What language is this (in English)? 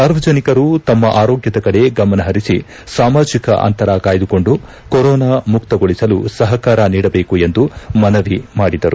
Kannada